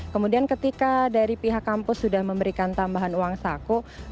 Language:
Indonesian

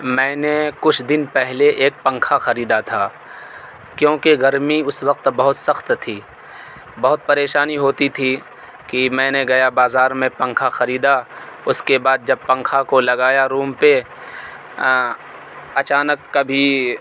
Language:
Urdu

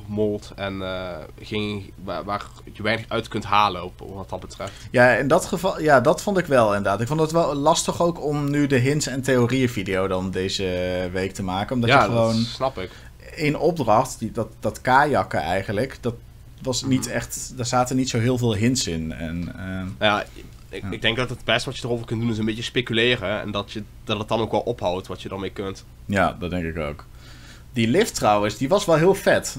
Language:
Dutch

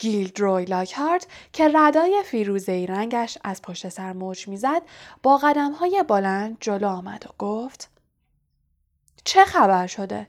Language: Persian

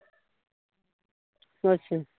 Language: Punjabi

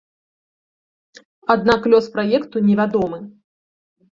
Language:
Belarusian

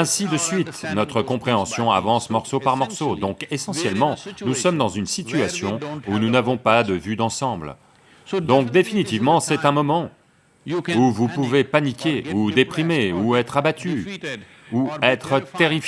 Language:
French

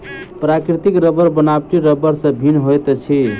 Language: Maithili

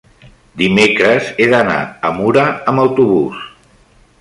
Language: Catalan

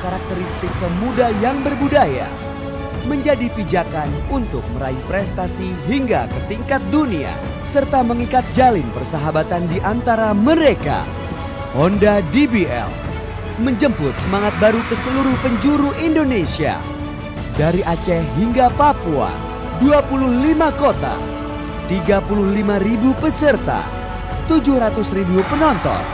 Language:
Indonesian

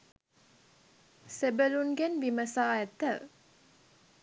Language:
Sinhala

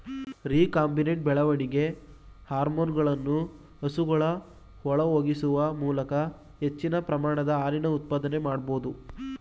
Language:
Kannada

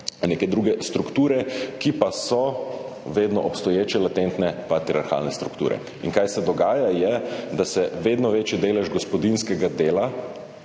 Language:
Slovenian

